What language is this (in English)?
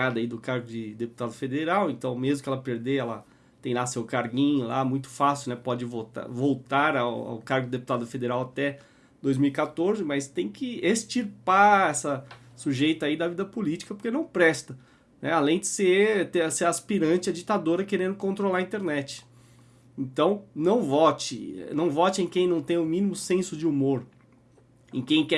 Portuguese